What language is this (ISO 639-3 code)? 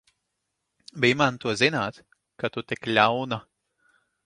lav